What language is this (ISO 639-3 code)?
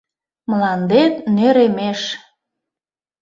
chm